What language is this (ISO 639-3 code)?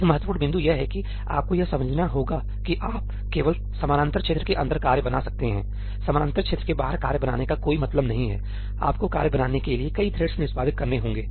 hin